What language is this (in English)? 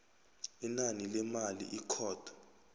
South Ndebele